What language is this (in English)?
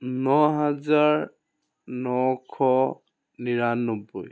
Assamese